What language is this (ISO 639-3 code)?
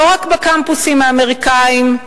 heb